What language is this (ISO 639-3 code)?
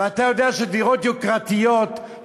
heb